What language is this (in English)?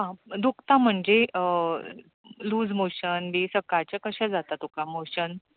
Konkani